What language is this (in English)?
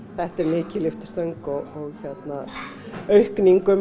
Icelandic